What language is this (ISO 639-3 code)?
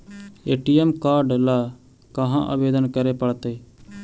mag